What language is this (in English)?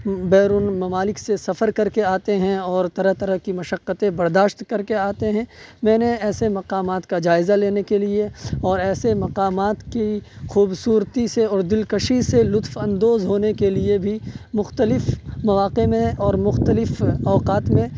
Urdu